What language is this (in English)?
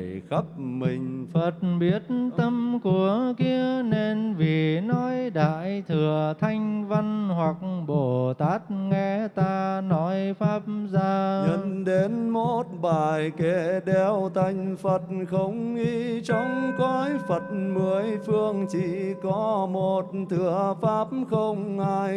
Vietnamese